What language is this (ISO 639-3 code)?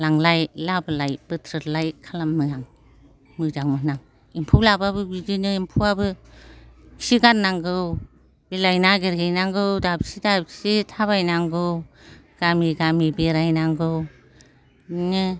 brx